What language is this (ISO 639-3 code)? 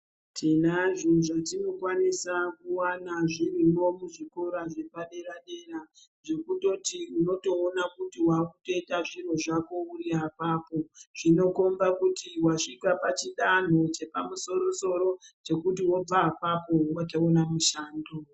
ndc